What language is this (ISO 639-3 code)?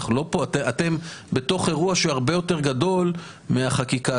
heb